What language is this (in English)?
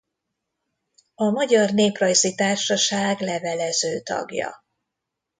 Hungarian